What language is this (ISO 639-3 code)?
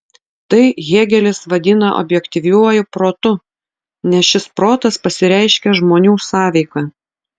lit